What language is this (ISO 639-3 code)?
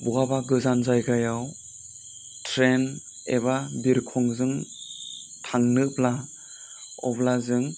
brx